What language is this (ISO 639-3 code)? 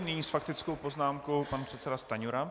ces